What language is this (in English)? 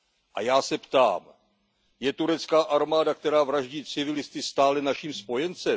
Czech